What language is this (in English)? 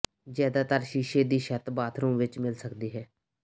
Punjabi